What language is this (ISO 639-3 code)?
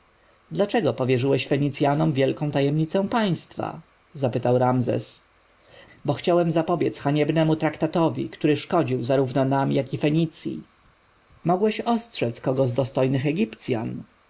pol